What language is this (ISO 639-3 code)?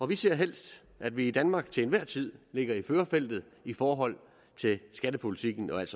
dan